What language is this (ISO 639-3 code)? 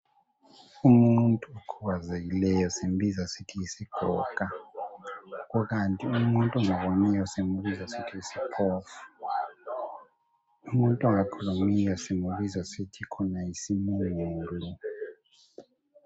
nde